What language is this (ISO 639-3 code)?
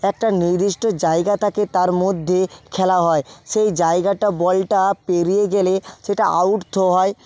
ben